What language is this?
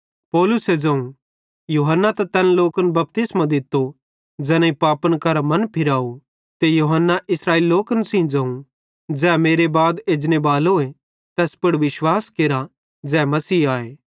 Bhadrawahi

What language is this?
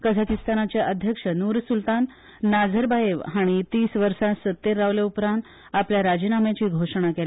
Konkani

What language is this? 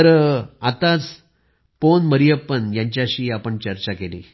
Marathi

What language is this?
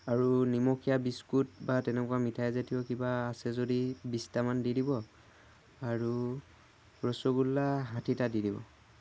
Assamese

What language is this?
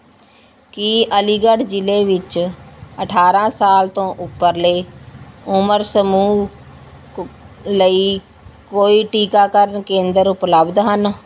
Punjabi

